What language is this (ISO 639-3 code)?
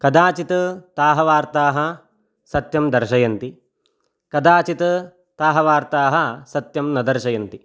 san